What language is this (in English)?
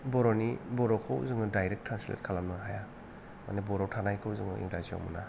Bodo